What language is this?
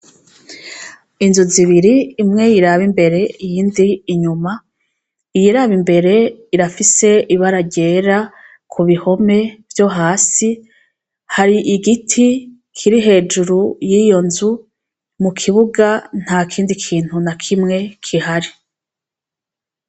Rundi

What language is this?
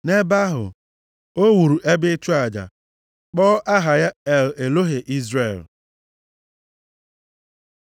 Igbo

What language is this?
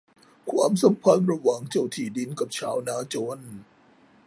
Thai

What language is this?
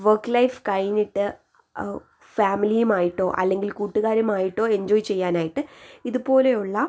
Malayalam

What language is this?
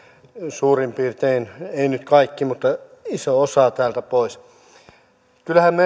Finnish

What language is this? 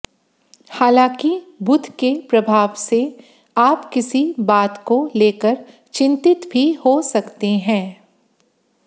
Hindi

